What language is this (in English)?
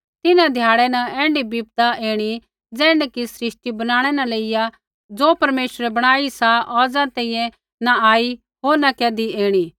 Kullu Pahari